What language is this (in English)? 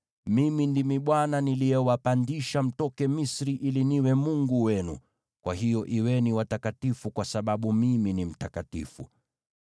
Swahili